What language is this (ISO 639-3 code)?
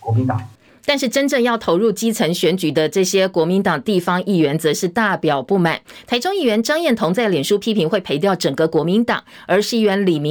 zho